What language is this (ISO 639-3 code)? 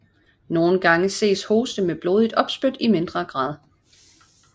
dan